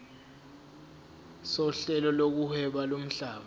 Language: Zulu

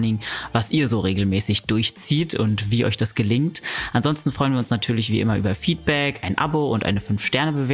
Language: German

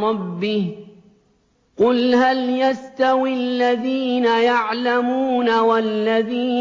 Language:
Arabic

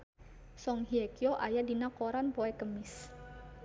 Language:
Sundanese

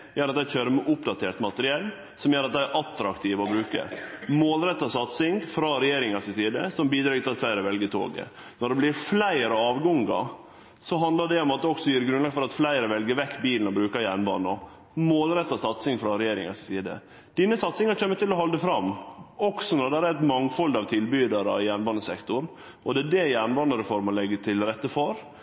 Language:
Norwegian Nynorsk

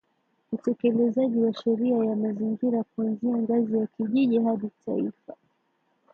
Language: Swahili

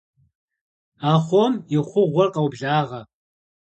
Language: Kabardian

